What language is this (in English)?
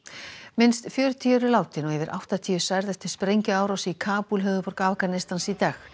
Icelandic